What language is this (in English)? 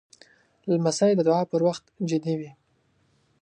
Pashto